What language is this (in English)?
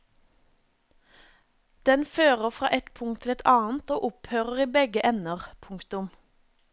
Norwegian